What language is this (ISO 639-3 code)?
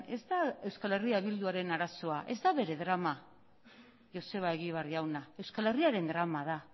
eus